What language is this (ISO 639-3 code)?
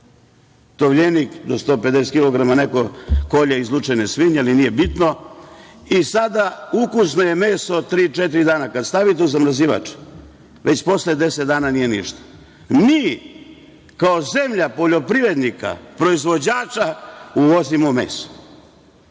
srp